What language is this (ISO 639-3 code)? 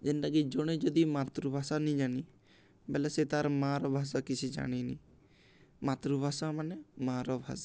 ori